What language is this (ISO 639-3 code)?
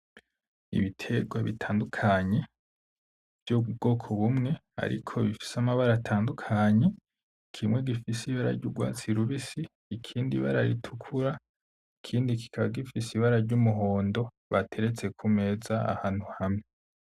run